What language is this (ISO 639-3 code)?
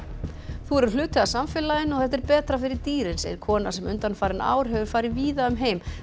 isl